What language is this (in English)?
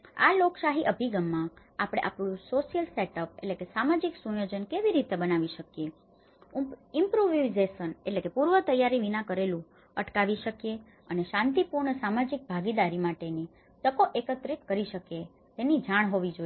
Gujarati